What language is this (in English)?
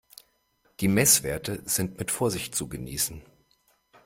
German